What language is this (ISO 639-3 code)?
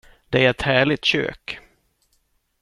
swe